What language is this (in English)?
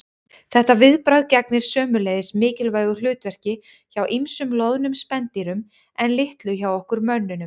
Icelandic